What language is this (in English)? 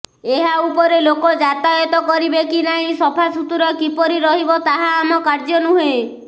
Odia